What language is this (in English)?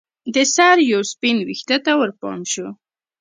Pashto